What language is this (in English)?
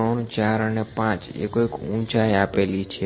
Gujarati